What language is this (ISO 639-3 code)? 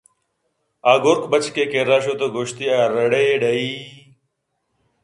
bgp